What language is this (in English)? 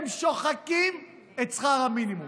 Hebrew